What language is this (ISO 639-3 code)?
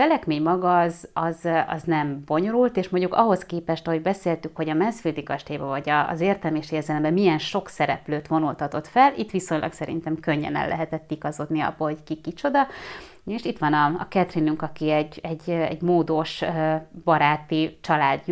hun